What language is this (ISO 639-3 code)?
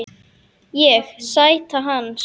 isl